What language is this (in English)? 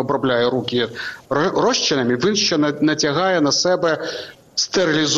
Ukrainian